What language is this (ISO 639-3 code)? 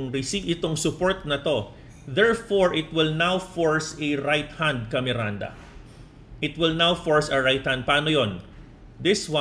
fil